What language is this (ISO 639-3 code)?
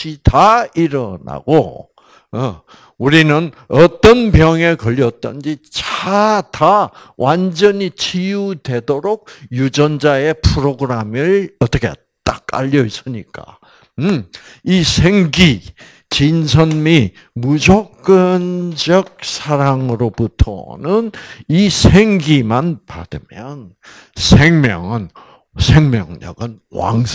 kor